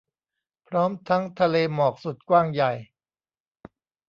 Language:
Thai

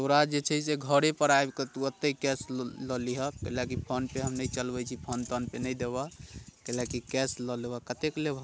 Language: Maithili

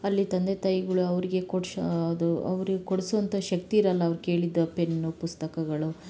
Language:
Kannada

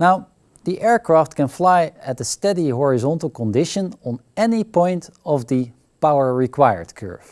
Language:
English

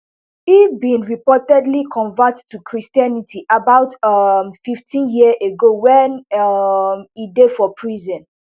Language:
Nigerian Pidgin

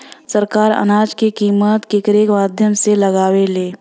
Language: Bhojpuri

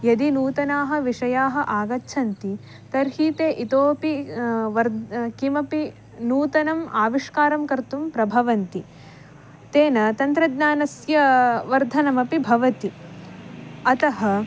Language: Sanskrit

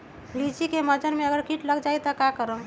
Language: Magahi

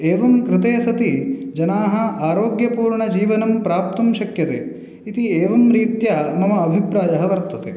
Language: Sanskrit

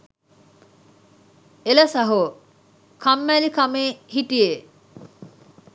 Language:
Sinhala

